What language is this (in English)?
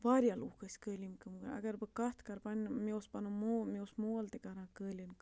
Kashmiri